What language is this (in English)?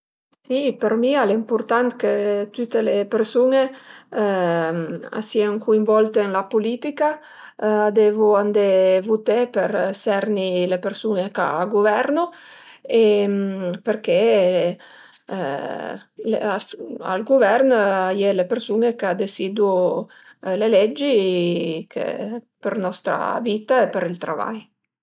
Piedmontese